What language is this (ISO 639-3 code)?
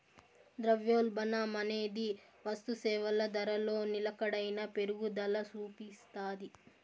tel